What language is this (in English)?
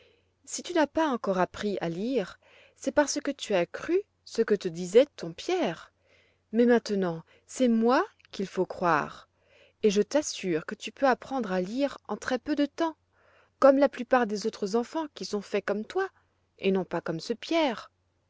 French